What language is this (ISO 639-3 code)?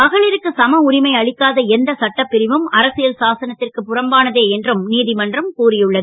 tam